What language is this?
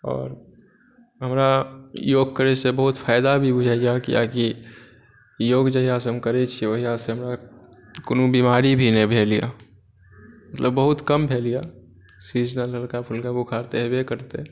Maithili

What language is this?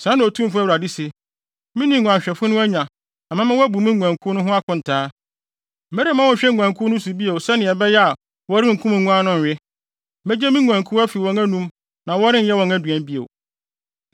Akan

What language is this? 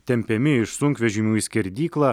Lithuanian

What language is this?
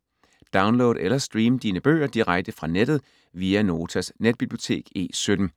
Danish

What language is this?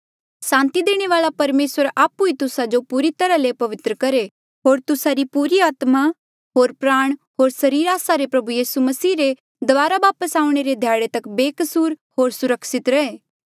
Mandeali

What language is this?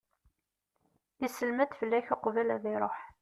Kabyle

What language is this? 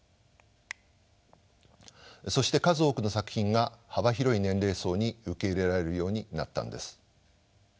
Japanese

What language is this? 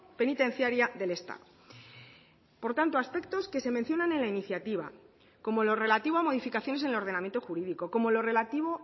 Spanish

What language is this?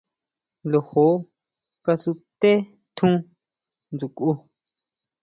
Huautla Mazatec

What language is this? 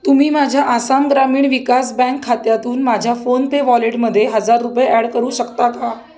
Marathi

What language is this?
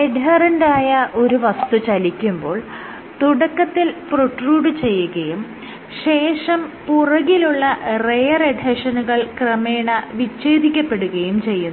Malayalam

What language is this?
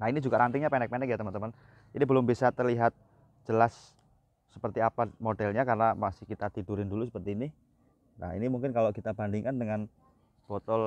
Indonesian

